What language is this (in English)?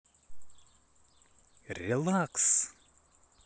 Russian